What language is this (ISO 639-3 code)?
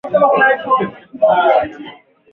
swa